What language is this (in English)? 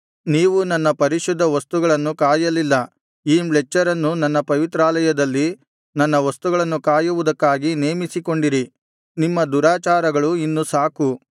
Kannada